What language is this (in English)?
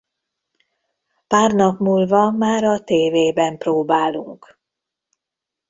Hungarian